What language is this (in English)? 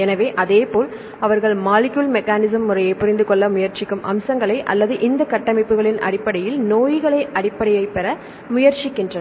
Tamil